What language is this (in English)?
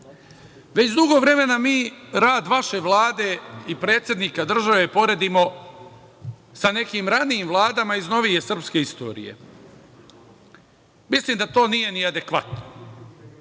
Serbian